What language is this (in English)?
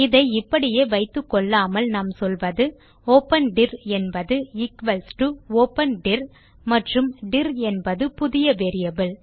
Tamil